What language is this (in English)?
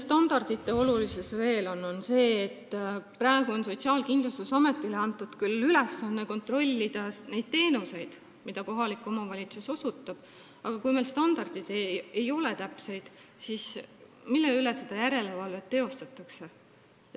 Estonian